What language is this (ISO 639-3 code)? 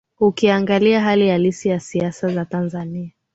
swa